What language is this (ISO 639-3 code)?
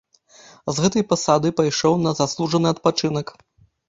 bel